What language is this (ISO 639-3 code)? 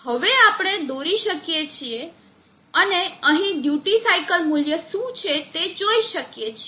guj